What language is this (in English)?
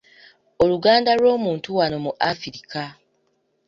Ganda